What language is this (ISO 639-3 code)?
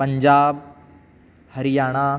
san